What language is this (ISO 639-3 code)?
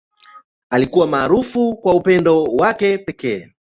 swa